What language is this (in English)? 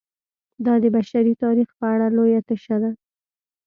Pashto